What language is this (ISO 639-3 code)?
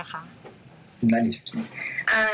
tha